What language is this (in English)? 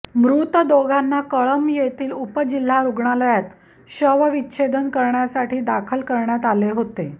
Marathi